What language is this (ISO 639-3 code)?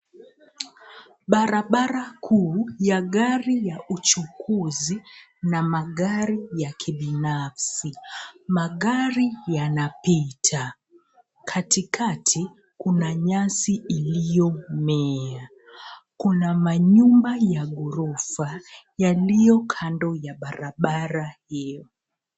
swa